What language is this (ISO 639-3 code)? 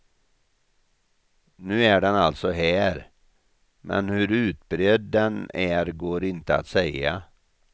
swe